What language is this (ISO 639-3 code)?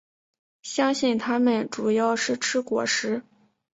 zho